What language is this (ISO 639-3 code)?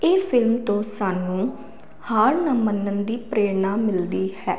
pan